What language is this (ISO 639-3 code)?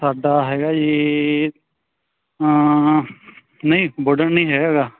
pan